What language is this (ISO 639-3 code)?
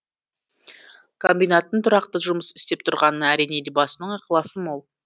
kaz